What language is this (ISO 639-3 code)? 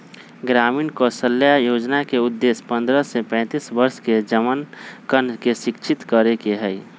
mag